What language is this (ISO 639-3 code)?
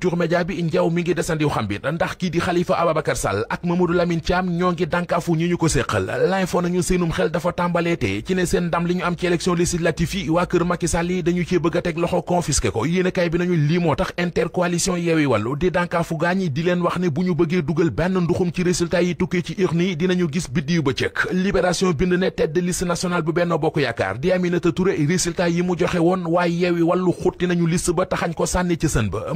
fra